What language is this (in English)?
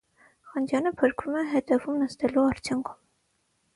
Armenian